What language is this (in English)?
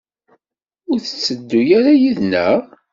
Kabyle